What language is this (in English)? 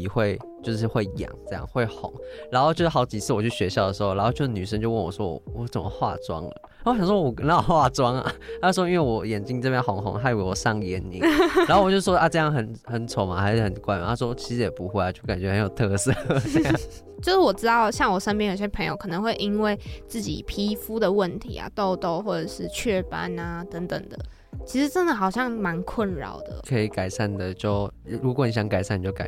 Chinese